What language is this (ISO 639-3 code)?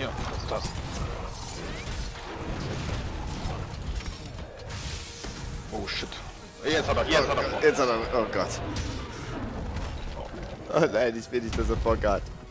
deu